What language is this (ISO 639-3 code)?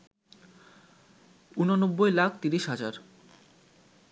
ben